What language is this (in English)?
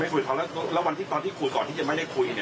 Thai